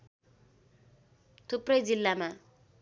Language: Nepali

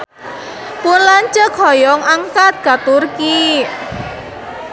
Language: Sundanese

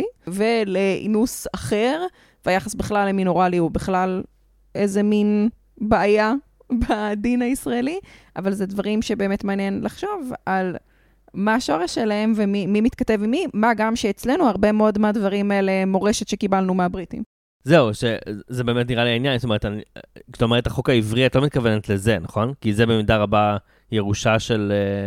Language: Hebrew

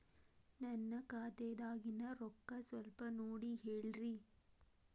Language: Kannada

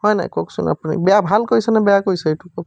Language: Assamese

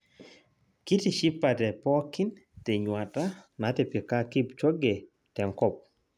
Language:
Masai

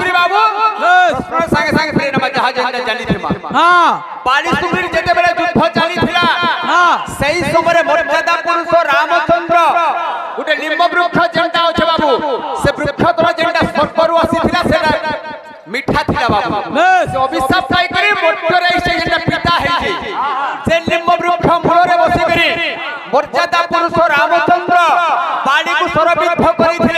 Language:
Arabic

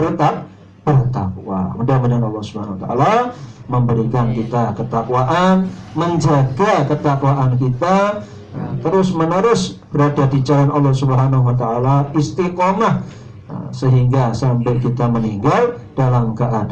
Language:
Indonesian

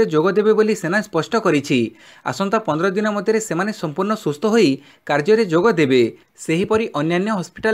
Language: Romanian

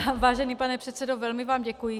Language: Czech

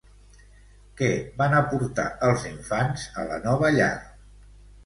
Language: Catalan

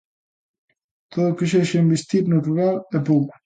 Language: Galician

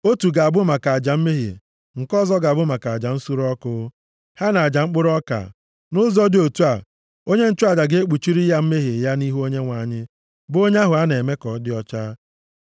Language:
Igbo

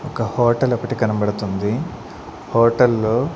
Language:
Telugu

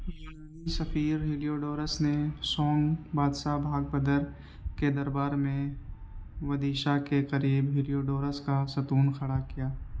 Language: Urdu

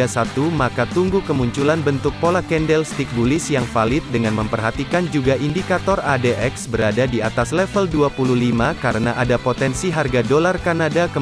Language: Indonesian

